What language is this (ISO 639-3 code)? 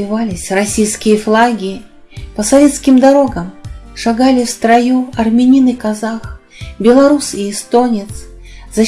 rus